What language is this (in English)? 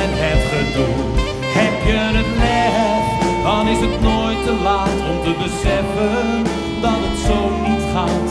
Dutch